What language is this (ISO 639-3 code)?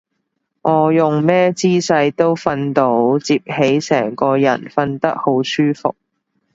yue